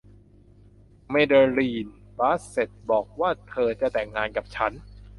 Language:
Thai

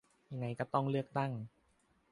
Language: Thai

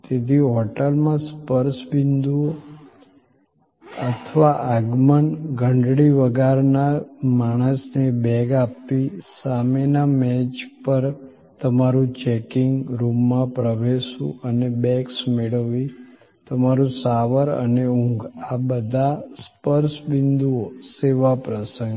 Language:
Gujarati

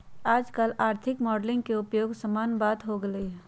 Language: Magahi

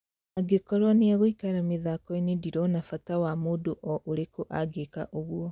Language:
Kikuyu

